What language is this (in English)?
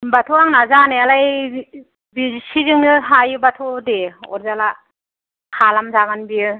Bodo